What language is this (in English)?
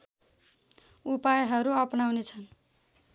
Nepali